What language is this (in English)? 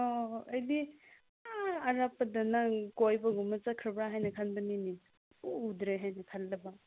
Manipuri